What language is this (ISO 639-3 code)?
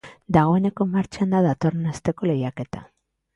eus